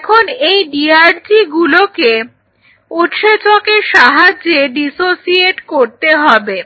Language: Bangla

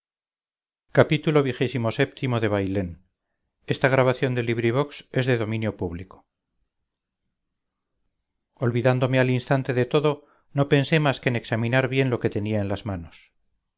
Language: Spanish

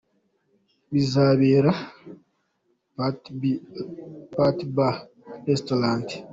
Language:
Kinyarwanda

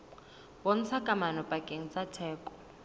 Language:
Southern Sotho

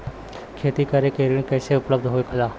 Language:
Bhojpuri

